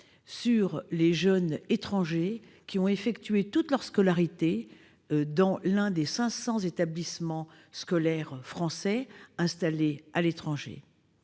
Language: French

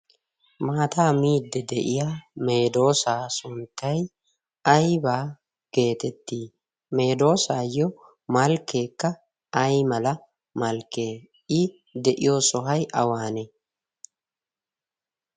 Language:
Wolaytta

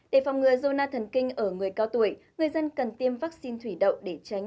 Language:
Vietnamese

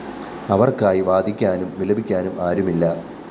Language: Malayalam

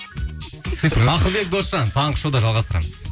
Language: Kazakh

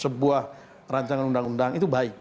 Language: Indonesian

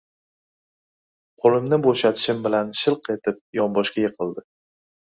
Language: Uzbek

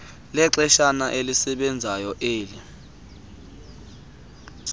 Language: Xhosa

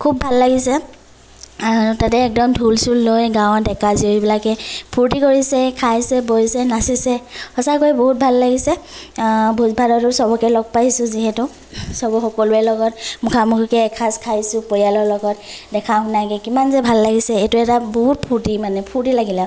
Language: Assamese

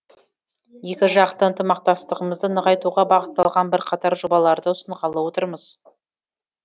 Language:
Kazakh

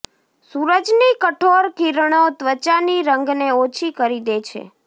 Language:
Gujarati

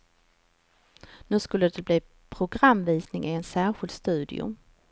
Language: Swedish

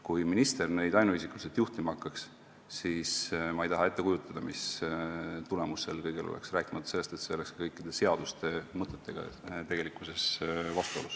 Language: Estonian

